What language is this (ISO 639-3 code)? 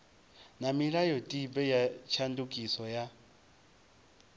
ven